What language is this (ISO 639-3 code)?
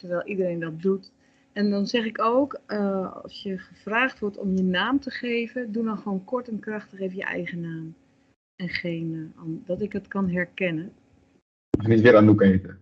nld